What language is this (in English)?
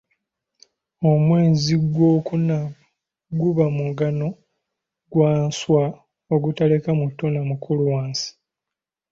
Ganda